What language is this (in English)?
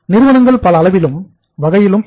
Tamil